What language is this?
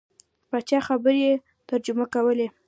Pashto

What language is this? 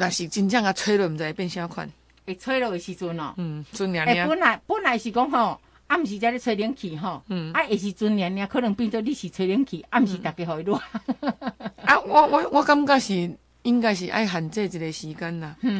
Chinese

